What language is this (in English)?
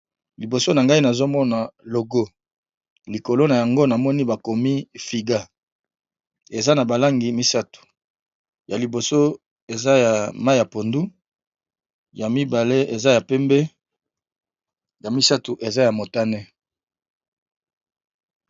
Lingala